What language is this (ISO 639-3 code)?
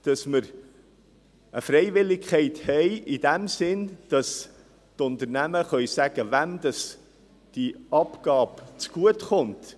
gsw